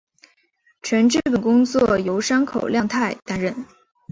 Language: Chinese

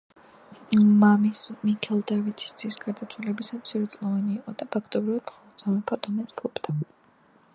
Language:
Georgian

